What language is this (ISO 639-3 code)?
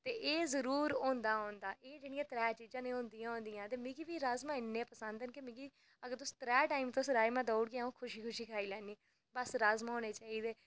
doi